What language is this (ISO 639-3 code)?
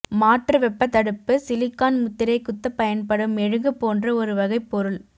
tam